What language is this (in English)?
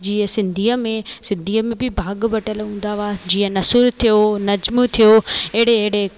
Sindhi